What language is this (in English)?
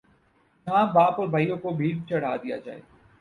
Urdu